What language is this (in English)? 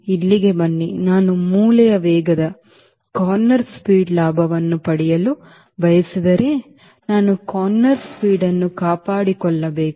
Kannada